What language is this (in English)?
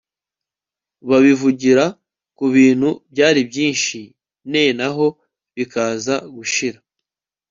Kinyarwanda